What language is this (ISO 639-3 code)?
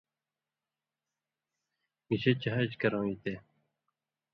mvy